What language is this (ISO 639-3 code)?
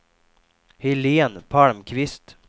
swe